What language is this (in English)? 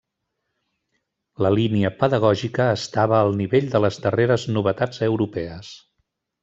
Catalan